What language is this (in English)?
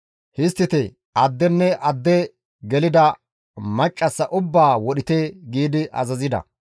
Gamo